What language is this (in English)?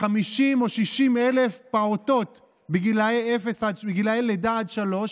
Hebrew